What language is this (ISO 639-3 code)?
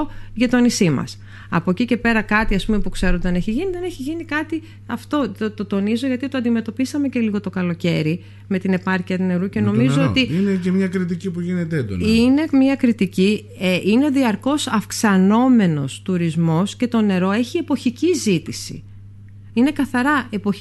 ell